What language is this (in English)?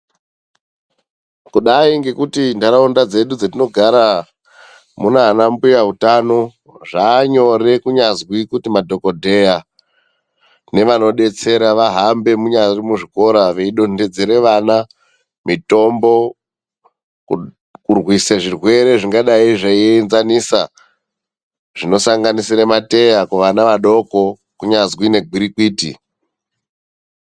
Ndau